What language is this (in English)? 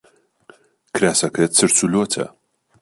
Central Kurdish